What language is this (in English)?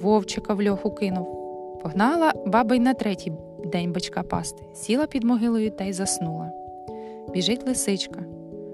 Ukrainian